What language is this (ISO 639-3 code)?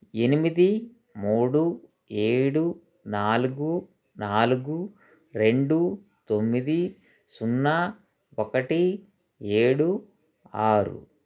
tel